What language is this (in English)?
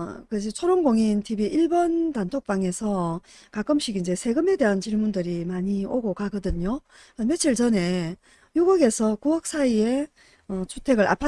Korean